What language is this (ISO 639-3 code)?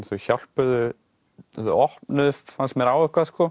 isl